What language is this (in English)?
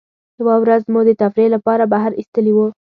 Pashto